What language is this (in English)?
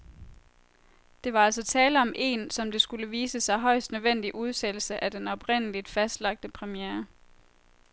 Danish